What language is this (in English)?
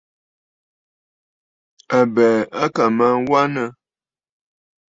Bafut